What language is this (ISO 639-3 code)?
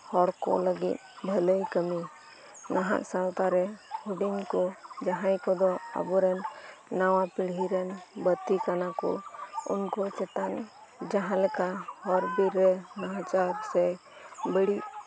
sat